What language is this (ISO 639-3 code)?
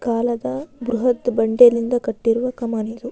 kan